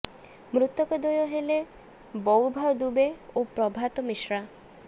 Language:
Odia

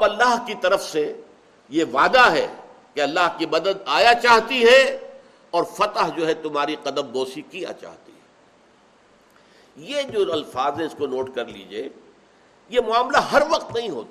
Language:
Urdu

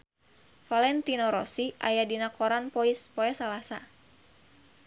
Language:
Sundanese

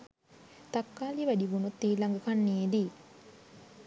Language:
Sinhala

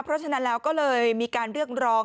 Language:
Thai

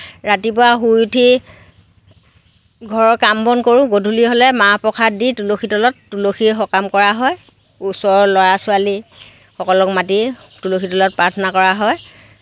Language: Assamese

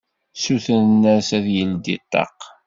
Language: Kabyle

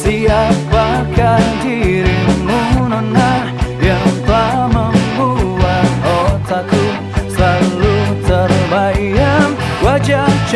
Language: Indonesian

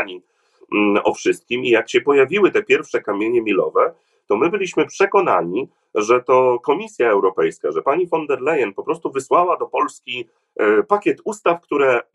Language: Polish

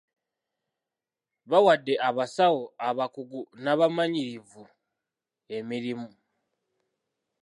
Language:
Ganda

